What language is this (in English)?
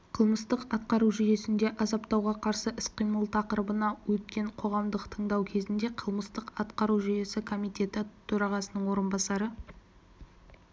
Kazakh